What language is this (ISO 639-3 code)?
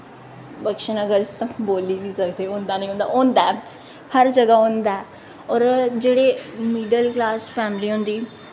doi